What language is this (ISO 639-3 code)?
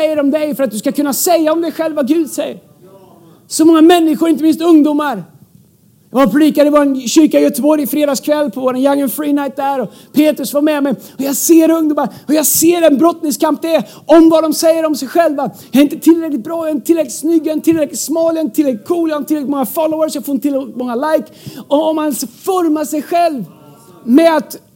swe